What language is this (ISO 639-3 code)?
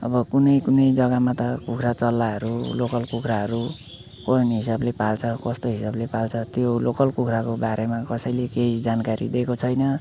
nep